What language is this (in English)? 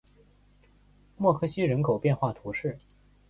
Chinese